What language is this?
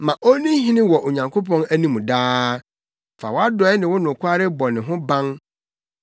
Akan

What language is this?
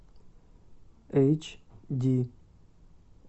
Russian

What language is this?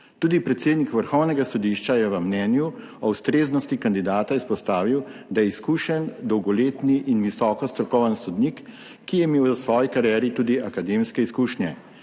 Slovenian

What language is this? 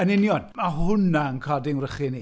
Welsh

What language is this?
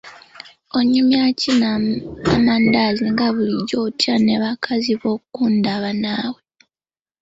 Ganda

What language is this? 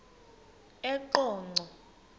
Xhosa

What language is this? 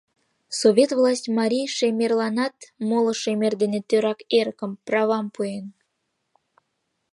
Mari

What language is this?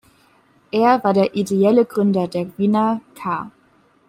German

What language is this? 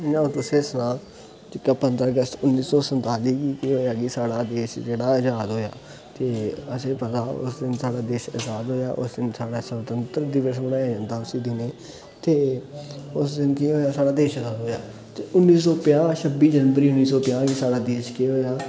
Dogri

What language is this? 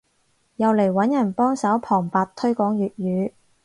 Cantonese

